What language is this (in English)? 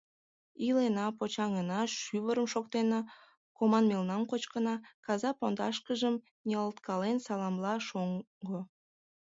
Mari